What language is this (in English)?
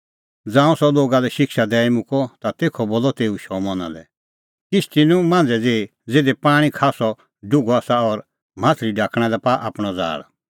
Kullu Pahari